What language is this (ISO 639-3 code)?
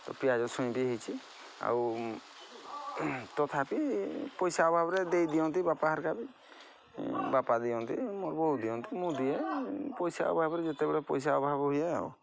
ori